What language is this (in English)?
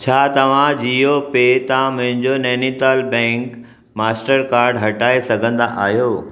Sindhi